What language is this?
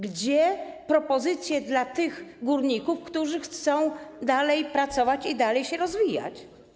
Polish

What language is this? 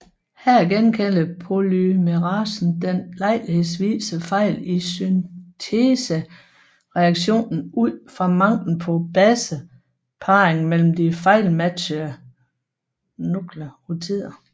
Danish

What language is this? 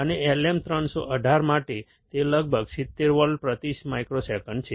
Gujarati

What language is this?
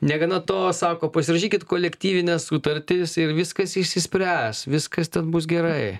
Lithuanian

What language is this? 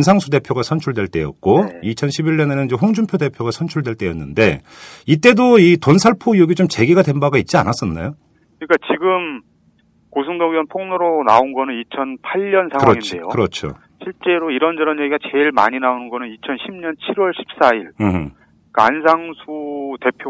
Korean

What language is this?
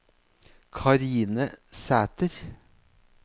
Norwegian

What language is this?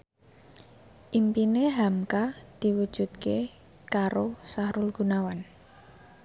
Javanese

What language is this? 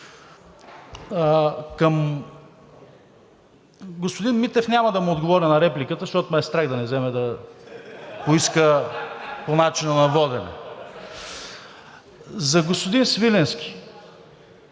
Bulgarian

